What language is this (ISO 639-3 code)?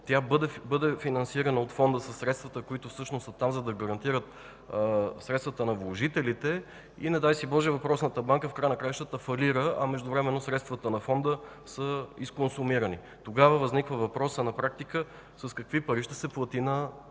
bul